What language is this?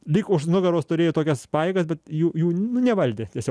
Lithuanian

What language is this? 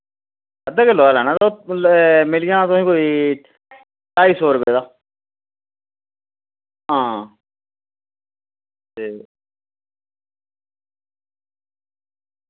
Dogri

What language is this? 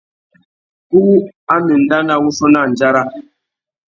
Tuki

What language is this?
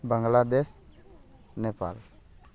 Santali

